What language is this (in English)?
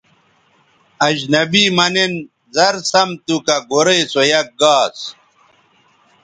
Bateri